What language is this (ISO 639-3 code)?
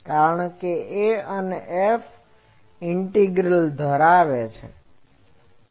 guj